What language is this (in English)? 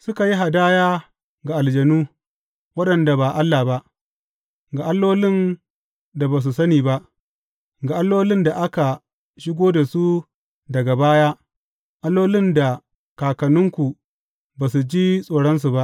Hausa